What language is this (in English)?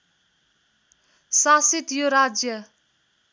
Nepali